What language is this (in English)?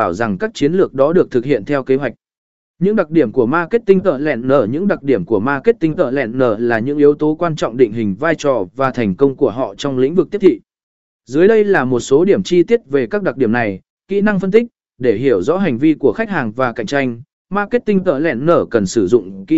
Vietnamese